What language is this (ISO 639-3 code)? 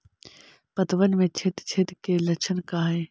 mag